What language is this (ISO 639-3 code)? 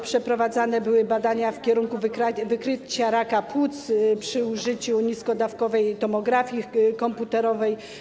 pol